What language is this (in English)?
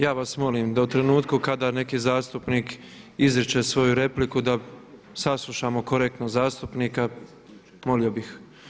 Croatian